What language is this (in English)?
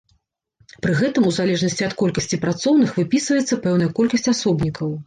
Belarusian